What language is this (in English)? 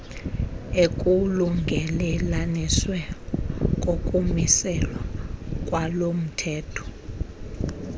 Xhosa